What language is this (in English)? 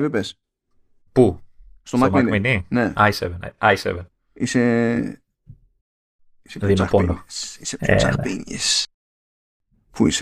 Greek